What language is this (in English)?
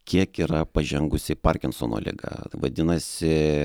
Lithuanian